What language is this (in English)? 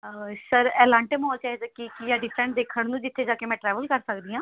Punjabi